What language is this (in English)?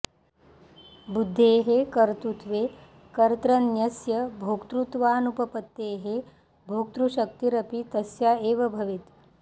Sanskrit